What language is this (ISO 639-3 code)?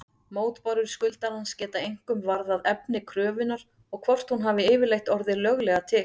isl